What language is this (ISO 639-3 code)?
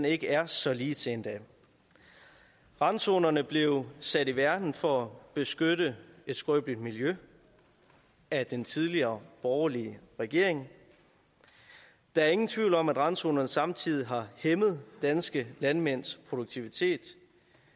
dan